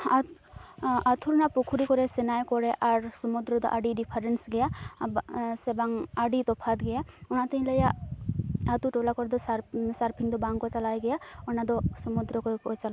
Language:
Santali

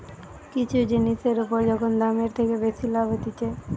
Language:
Bangla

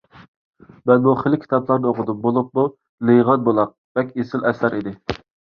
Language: Uyghur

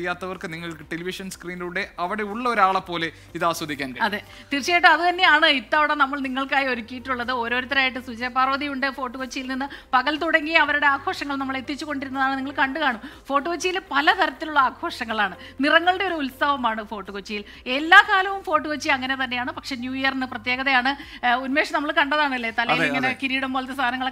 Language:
Indonesian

